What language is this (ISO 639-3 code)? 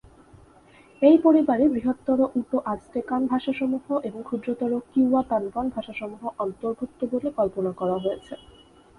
ben